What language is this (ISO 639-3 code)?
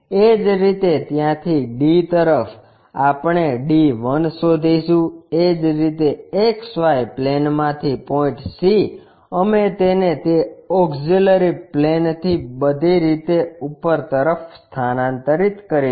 guj